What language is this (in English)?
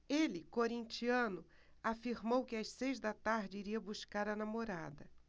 Portuguese